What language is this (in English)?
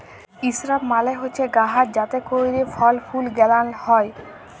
Bangla